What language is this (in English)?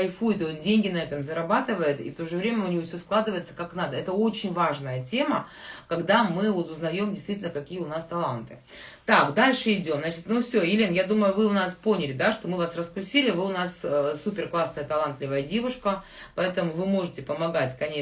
Russian